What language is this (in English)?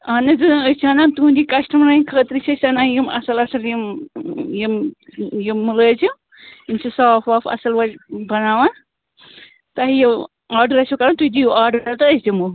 Kashmiri